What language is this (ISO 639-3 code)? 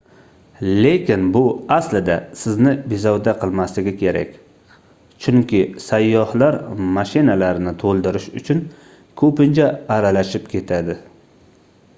uzb